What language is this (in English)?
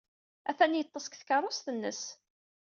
Kabyle